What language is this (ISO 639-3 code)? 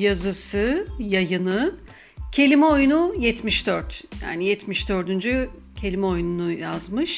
tur